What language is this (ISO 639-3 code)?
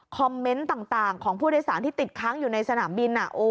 tha